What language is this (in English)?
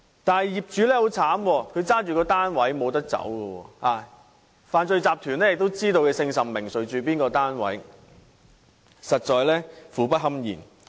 Cantonese